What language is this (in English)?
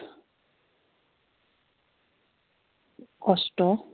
Assamese